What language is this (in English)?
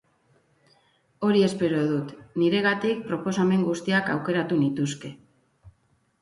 Basque